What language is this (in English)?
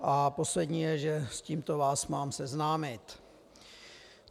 Czech